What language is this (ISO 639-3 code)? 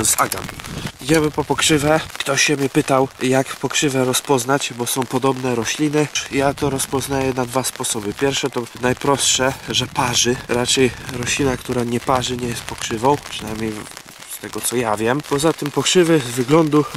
pol